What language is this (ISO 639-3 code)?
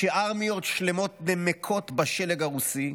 heb